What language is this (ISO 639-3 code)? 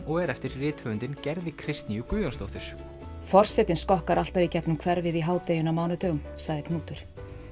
isl